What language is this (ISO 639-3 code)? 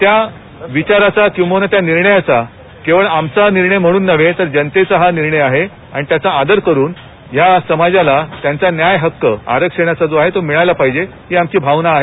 mar